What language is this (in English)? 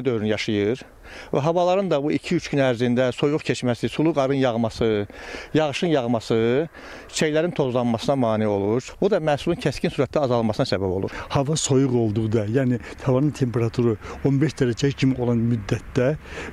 Turkish